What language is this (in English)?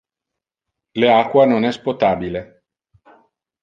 Interlingua